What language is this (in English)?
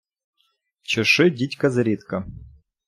Ukrainian